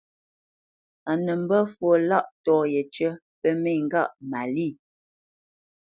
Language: Bamenyam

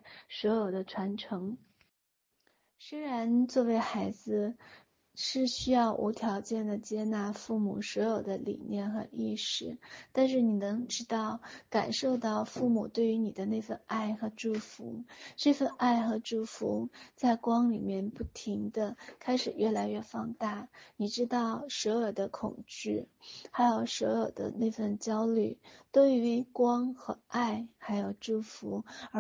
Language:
Chinese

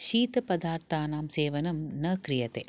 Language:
Sanskrit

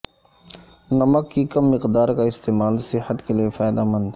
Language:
Urdu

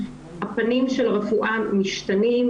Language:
Hebrew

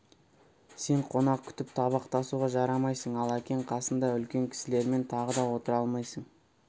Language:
Kazakh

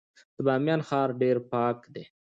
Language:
Pashto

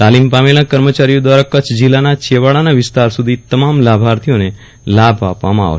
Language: Gujarati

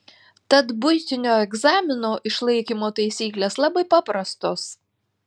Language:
Lithuanian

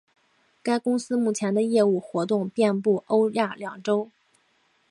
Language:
Chinese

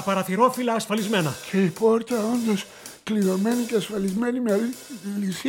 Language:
Greek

